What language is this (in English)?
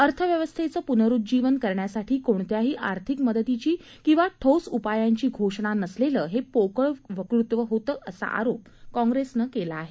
Marathi